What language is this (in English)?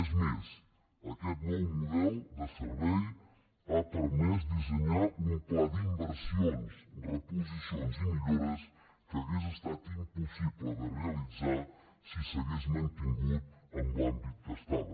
Catalan